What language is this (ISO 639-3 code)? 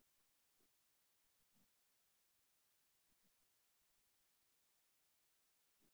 som